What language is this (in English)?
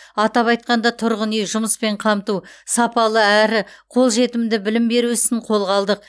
Kazakh